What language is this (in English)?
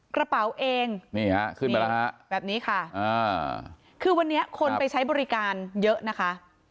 Thai